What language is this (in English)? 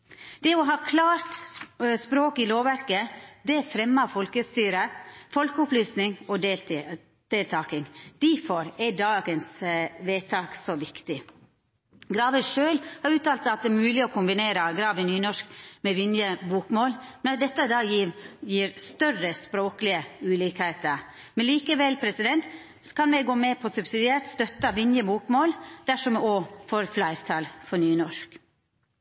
Norwegian Nynorsk